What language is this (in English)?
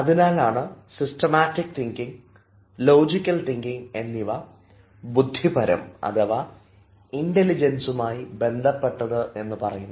Malayalam